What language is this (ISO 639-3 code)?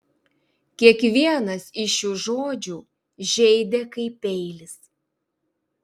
lit